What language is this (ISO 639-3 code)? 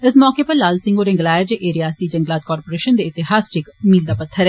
doi